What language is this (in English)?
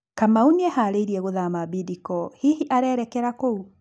Kikuyu